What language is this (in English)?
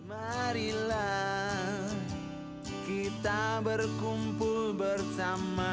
Indonesian